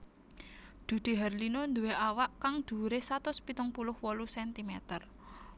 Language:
Javanese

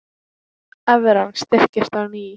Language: Icelandic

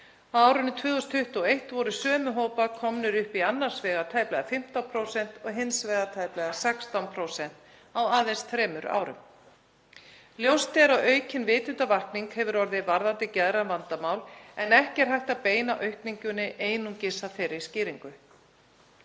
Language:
Icelandic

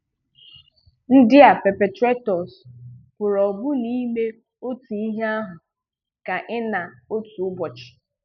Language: Igbo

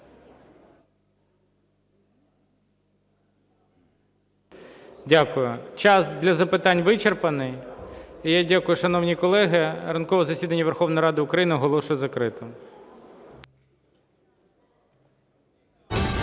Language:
Ukrainian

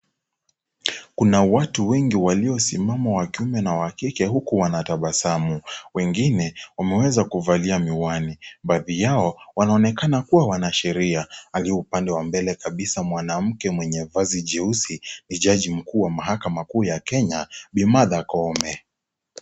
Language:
Swahili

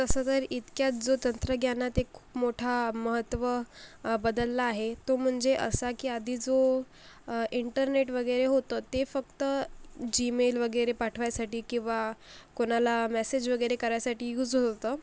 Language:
Marathi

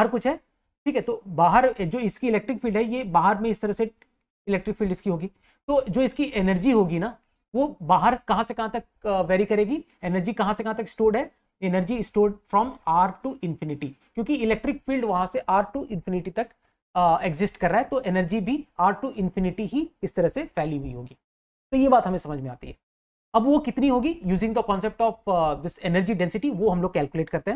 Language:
Hindi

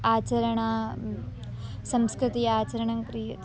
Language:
Sanskrit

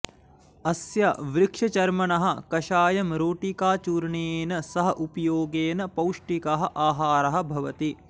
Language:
Sanskrit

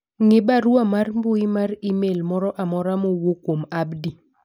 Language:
Luo (Kenya and Tanzania)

